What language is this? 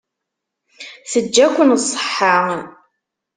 Kabyle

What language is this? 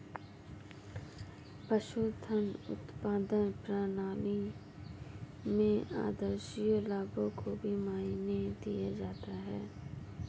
Hindi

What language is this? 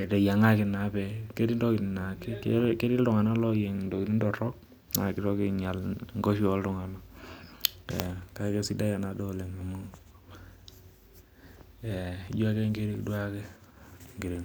Masai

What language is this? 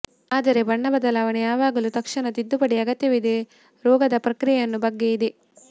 Kannada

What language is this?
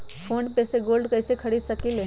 Magahi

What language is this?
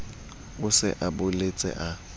Southern Sotho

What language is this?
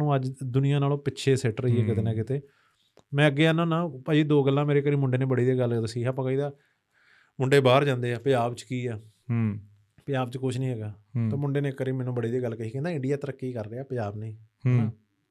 Punjabi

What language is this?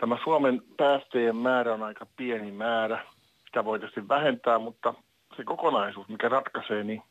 Finnish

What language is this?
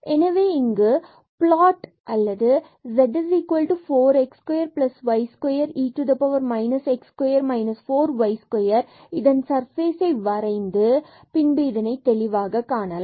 Tamil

